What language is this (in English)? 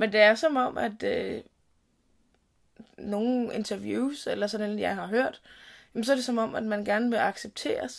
Danish